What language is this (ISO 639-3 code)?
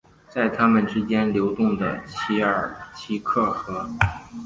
zho